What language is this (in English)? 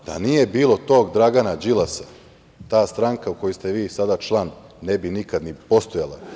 Serbian